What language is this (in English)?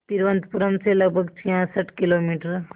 Hindi